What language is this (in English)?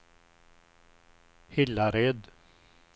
Swedish